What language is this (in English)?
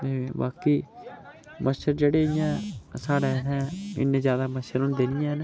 Dogri